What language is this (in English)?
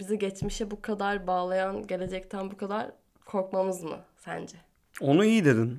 Turkish